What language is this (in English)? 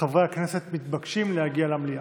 Hebrew